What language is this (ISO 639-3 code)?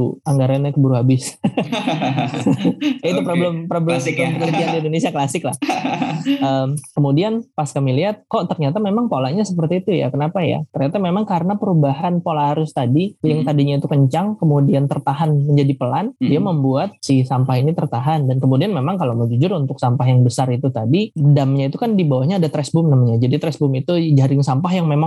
ind